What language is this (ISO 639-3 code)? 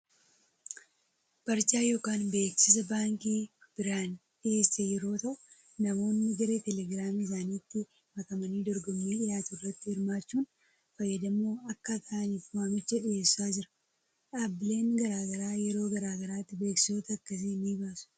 orm